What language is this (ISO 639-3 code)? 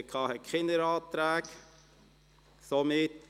gsw